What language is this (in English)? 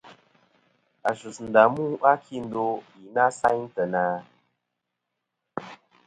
Kom